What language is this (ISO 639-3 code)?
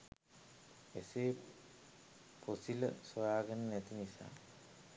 sin